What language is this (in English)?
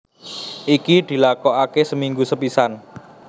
Javanese